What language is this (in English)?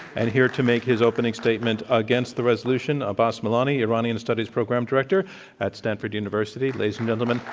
English